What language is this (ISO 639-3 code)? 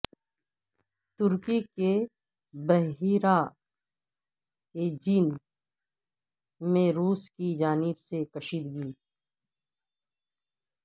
urd